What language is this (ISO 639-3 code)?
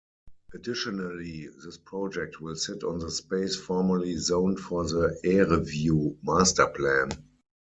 eng